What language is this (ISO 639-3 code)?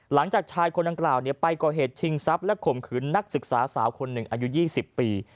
tha